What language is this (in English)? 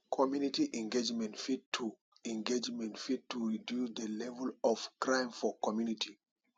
Nigerian Pidgin